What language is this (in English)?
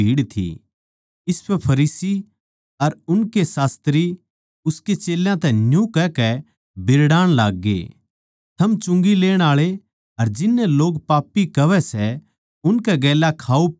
Haryanvi